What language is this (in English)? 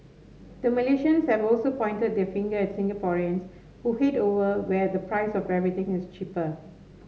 English